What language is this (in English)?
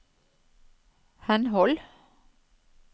Norwegian